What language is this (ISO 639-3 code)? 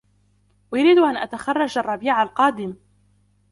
ara